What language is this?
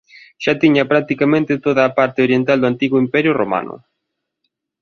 Galician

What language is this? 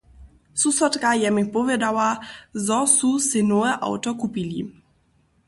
Upper Sorbian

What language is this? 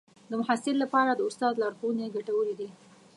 Pashto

